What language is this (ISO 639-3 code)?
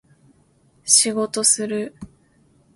jpn